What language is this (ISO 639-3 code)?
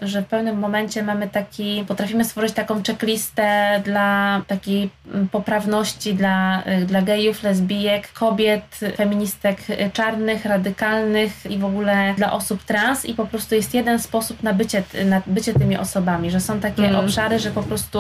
pol